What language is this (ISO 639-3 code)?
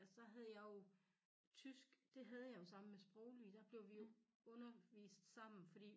dan